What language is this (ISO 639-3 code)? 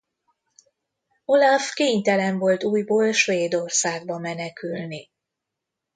hun